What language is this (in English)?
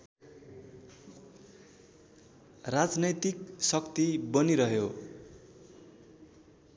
Nepali